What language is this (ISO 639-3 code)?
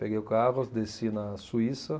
por